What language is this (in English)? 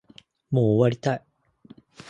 Japanese